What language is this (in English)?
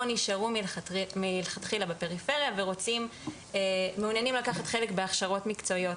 Hebrew